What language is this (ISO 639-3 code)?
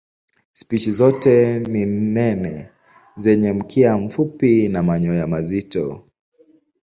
swa